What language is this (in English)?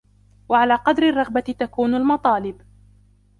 Arabic